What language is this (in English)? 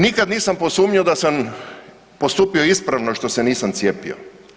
Croatian